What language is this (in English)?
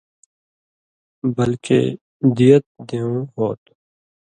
Indus Kohistani